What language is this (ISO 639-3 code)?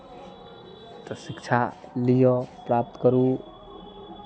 mai